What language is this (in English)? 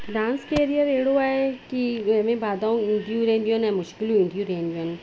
Sindhi